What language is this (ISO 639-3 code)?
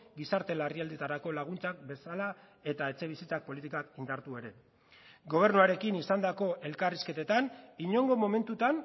eus